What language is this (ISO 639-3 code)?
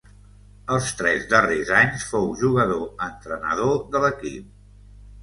cat